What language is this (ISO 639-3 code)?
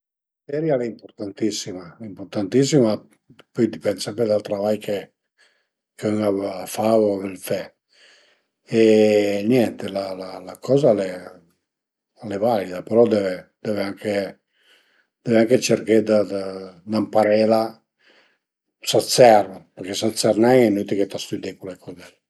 pms